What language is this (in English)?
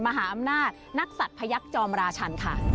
Thai